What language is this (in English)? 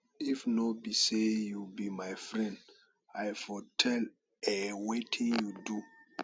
Nigerian Pidgin